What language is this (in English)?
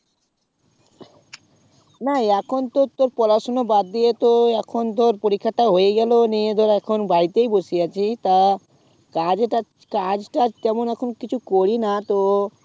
Bangla